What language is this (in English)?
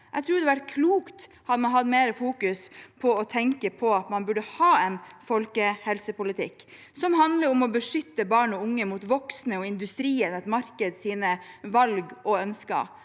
Norwegian